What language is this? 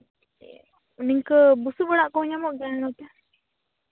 Santali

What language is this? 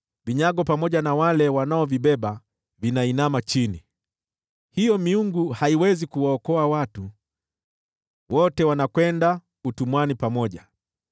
Swahili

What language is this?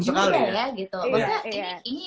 Indonesian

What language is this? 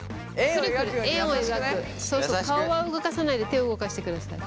Japanese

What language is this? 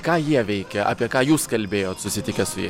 Lithuanian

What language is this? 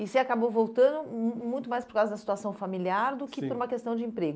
Portuguese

